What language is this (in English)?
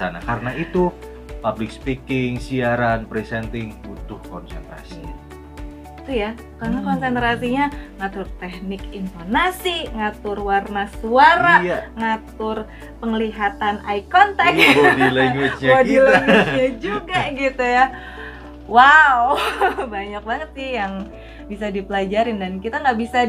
Indonesian